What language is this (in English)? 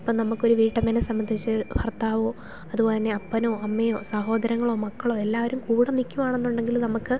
Malayalam